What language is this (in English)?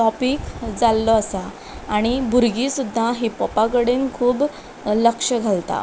Konkani